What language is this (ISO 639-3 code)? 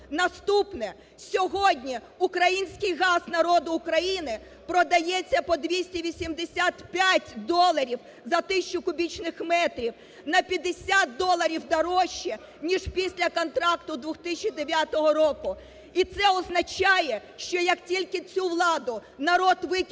ukr